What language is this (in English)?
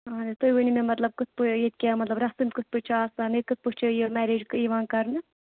Kashmiri